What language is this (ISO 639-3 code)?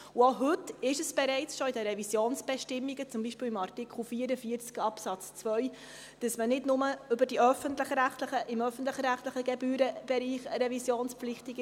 gsw